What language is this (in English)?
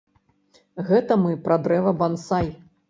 Belarusian